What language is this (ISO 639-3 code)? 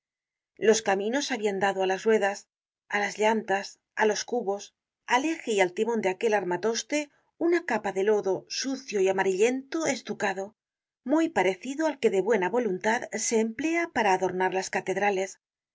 spa